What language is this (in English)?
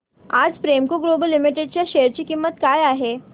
Marathi